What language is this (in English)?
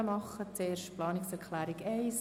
Swiss German